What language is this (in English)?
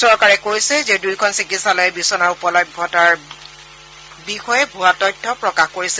Assamese